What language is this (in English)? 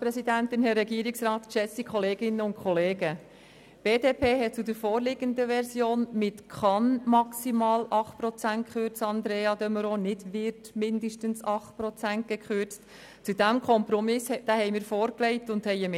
Swiss German